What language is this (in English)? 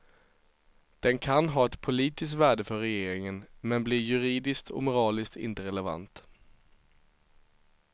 Swedish